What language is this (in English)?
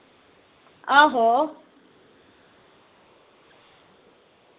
Dogri